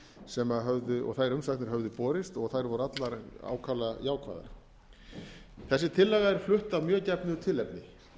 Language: Icelandic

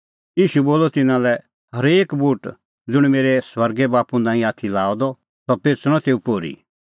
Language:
Kullu Pahari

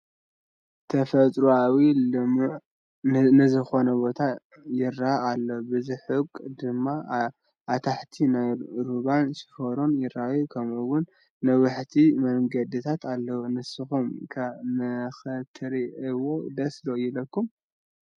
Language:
Tigrinya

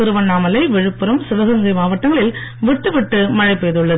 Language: Tamil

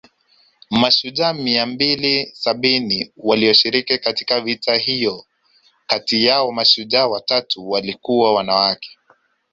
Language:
Swahili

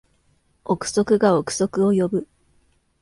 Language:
Japanese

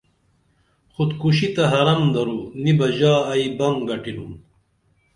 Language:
Dameli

